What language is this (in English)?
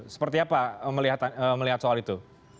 Indonesian